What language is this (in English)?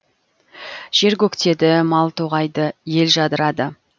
Kazakh